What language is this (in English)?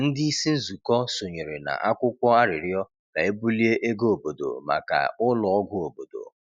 Igbo